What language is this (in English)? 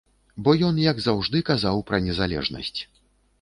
Belarusian